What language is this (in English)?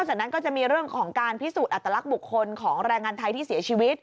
Thai